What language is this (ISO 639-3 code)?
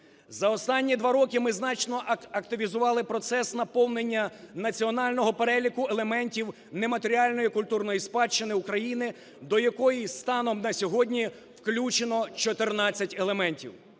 ukr